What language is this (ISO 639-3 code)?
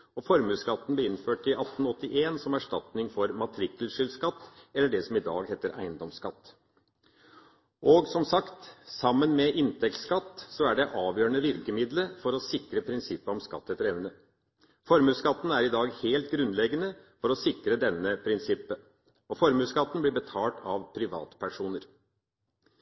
nob